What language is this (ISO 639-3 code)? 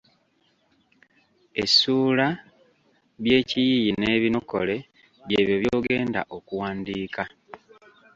lug